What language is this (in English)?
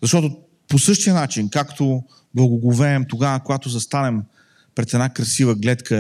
Bulgarian